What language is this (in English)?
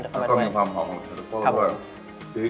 Thai